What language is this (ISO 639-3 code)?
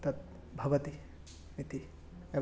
san